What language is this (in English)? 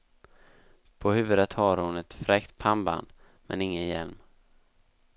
Swedish